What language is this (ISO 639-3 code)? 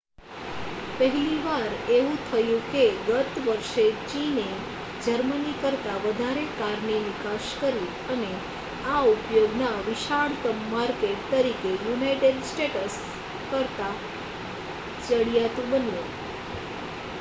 guj